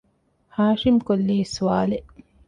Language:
Divehi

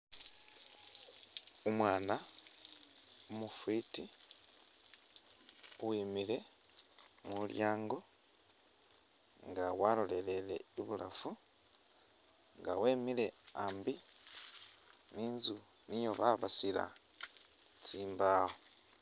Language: Masaaba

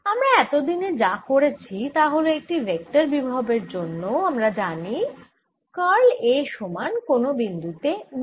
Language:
Bangla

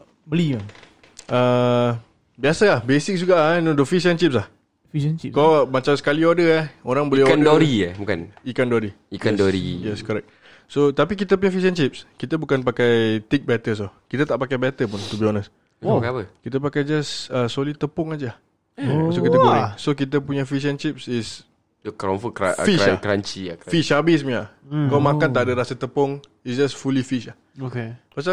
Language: Malay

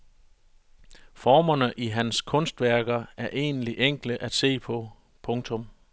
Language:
Danish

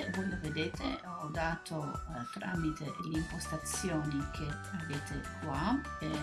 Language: Italian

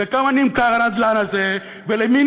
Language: Hebrew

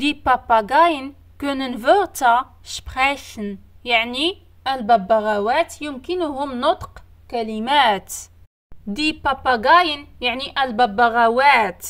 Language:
Arabic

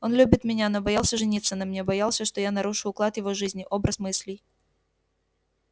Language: Russian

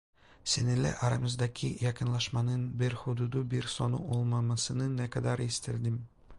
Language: Turkish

